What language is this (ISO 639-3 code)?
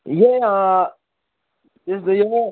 nep